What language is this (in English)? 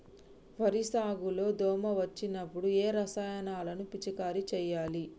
Telugu